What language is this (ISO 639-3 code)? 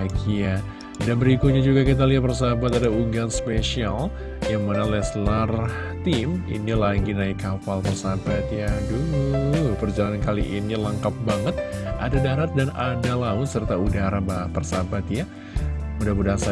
ind